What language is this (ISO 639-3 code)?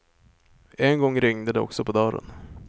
swe